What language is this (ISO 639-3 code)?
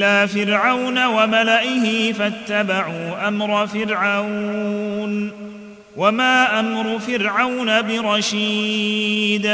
ara